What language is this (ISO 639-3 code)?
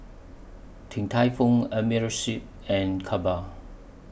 eng